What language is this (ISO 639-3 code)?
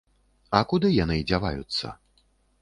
bel